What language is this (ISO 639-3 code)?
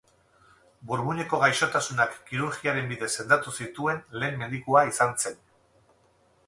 eus